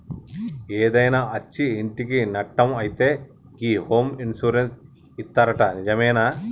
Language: Telugu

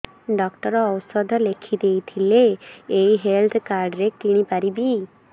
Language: Odia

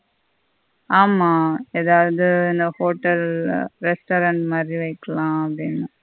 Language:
Tamil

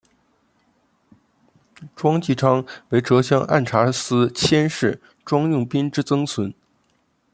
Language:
Chinese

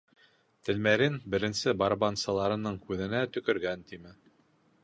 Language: Bashkir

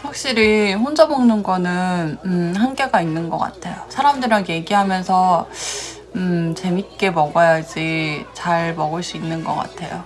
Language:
Korean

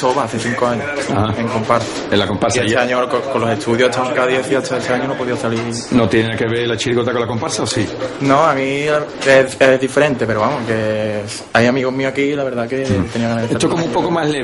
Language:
Spanish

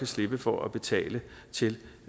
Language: Danish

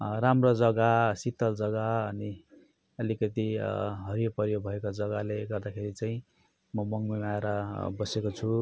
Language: Nepali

